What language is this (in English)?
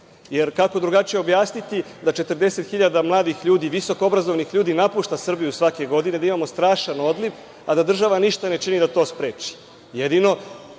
Serbian